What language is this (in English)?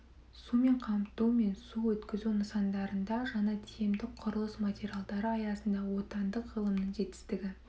Kazakh